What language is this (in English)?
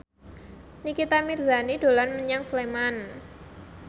Javanese